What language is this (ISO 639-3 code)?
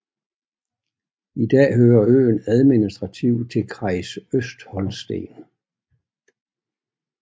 dan